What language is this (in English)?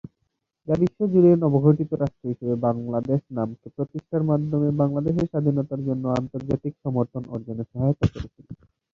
Bangla